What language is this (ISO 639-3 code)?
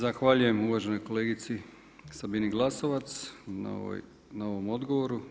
hrv